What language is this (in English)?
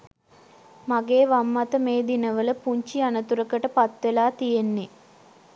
Sinhala